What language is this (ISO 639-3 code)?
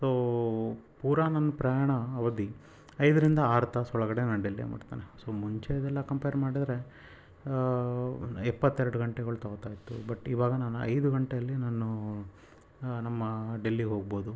kan